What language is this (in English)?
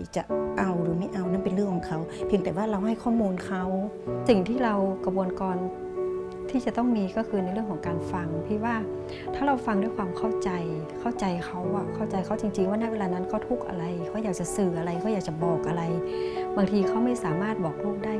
Thai